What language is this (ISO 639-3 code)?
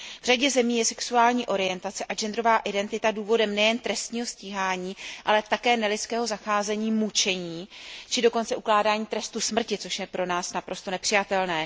ces